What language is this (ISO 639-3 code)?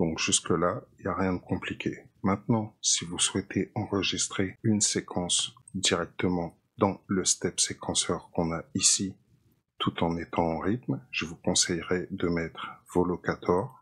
fra